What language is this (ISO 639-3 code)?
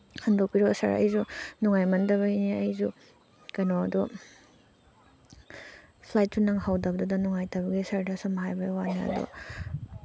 mni